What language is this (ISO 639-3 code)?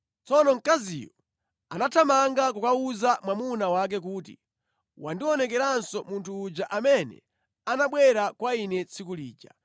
nya